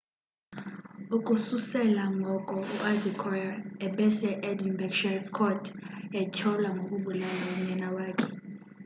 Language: Xhosa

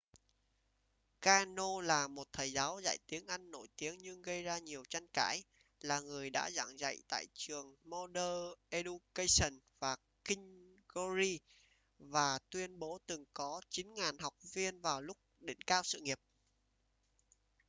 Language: Vietnamese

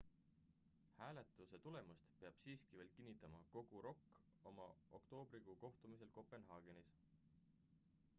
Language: Estonian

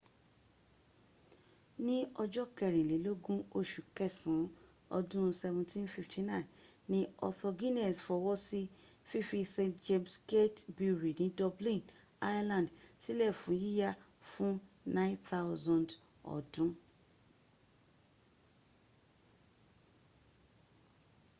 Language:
Yoruba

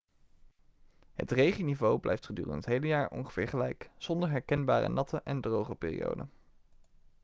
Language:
Dutch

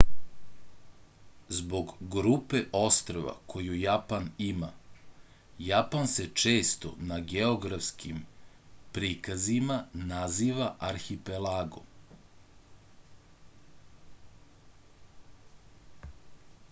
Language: Serbian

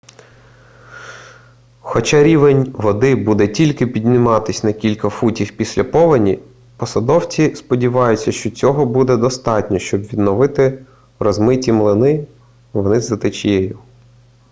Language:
Ukrainian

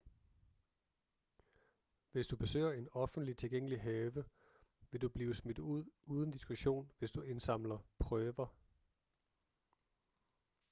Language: Danish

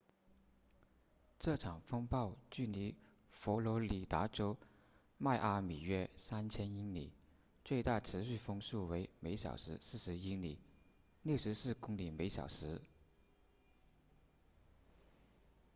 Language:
Chinese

